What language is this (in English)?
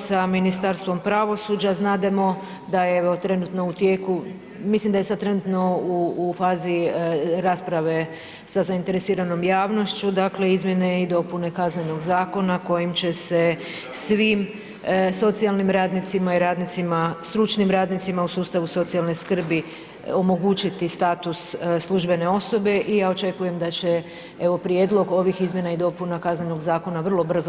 Croatian